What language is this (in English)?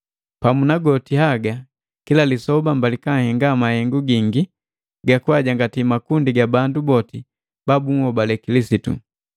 Matengo